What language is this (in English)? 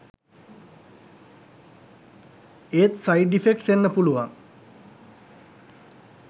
Sinhala